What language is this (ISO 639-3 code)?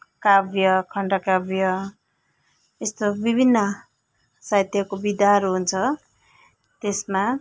nep